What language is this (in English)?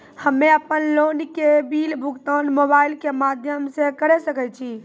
Maithili